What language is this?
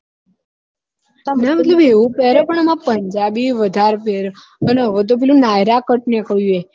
Gujarati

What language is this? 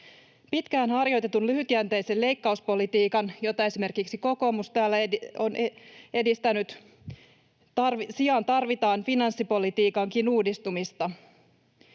Finnish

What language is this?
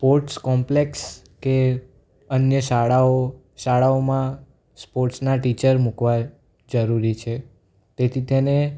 Gujarati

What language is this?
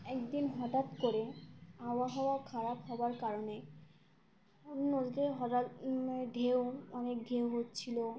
Bangla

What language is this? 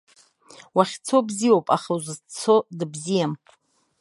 Abkhazian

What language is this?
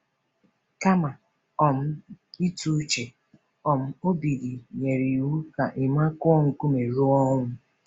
Igbo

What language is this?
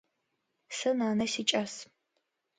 Adyghe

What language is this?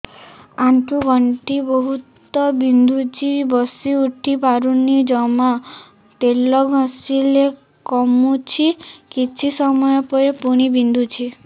Odia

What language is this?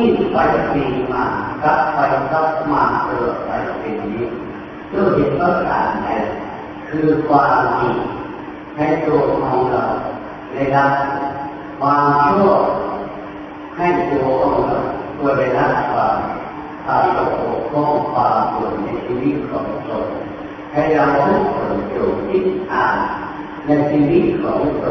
Thai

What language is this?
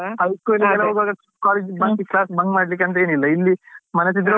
Kannada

